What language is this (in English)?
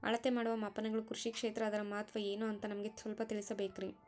Kannada